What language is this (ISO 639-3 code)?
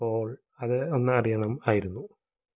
mal